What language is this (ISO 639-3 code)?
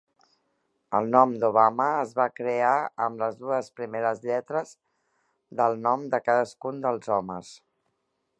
cat